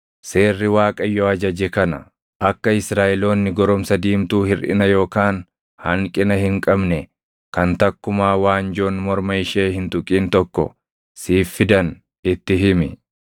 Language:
Oromo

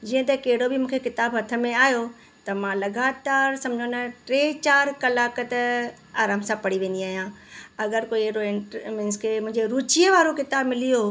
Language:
Sindhi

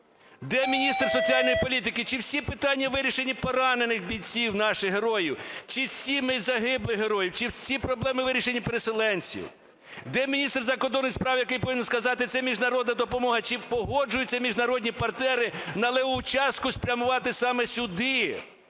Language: Ukrainian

